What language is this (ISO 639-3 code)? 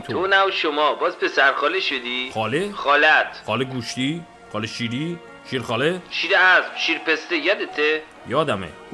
fas